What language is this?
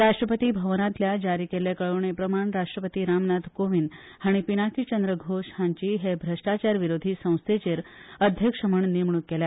Konkani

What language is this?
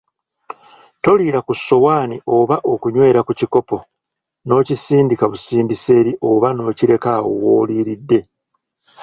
Ganda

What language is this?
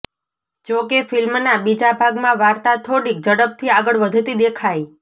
Gujarati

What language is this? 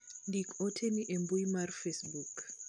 Luo (Kenya and Tanzania)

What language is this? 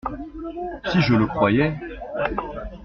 French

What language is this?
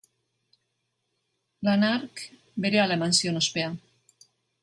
Basque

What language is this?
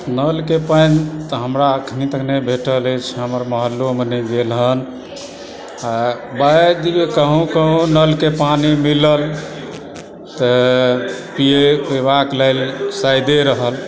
Maithili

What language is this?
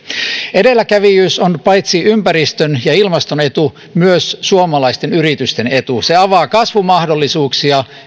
Finnish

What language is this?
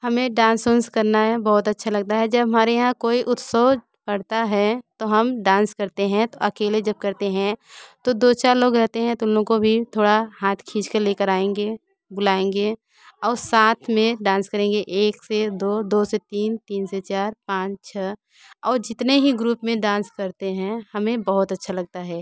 Hindi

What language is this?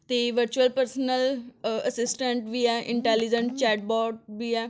Punjabi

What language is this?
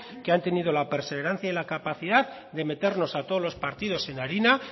Spanish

